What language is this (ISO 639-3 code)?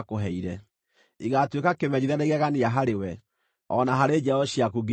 kik